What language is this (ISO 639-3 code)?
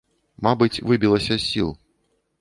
bel